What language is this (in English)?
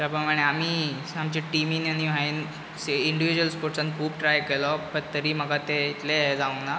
Konkani